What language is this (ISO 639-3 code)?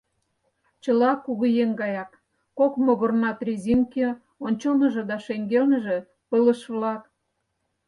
chm